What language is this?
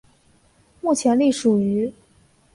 Chinese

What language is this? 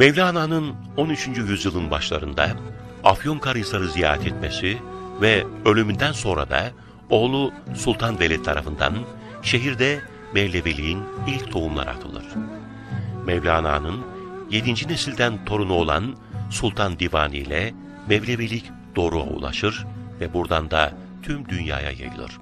Turkish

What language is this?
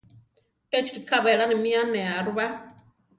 Central Tarahumara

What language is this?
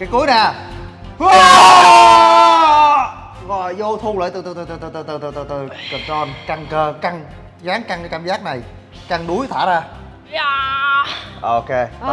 Vietnamese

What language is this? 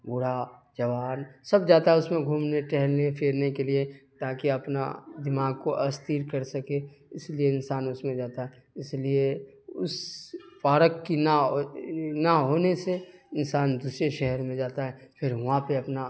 Urdu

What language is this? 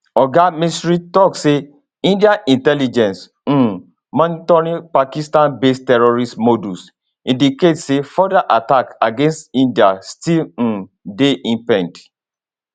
Nigerian Pidgin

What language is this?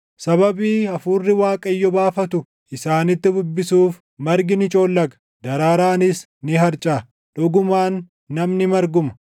Oromo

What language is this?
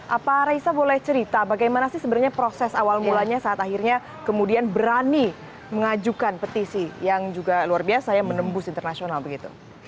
Indonesian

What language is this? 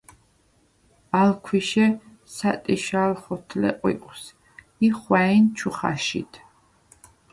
Svan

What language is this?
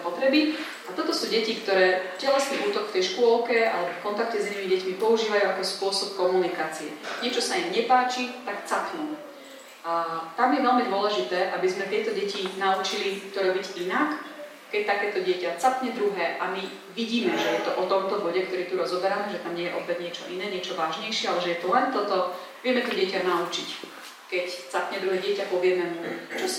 Slovak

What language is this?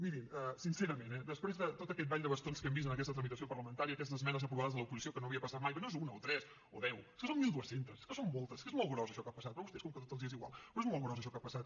Catalan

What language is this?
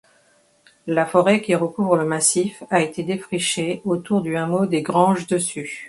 French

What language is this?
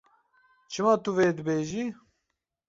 Kurdish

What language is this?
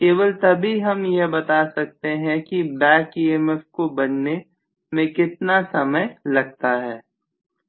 Hindi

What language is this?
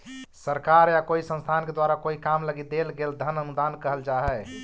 Magahi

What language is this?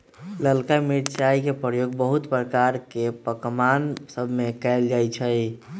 Magahi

